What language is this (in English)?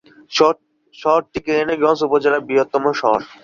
Bangla